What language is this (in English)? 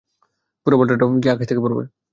Bangla